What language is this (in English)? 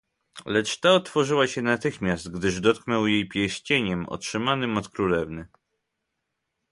Polish